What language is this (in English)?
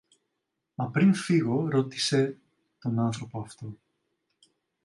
Greek